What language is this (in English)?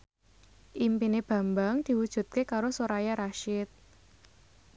Javanese